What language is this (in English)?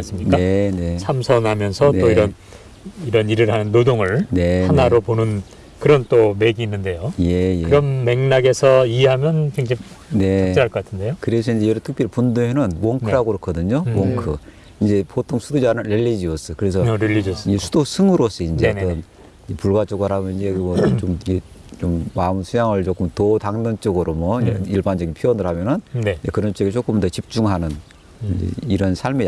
Korean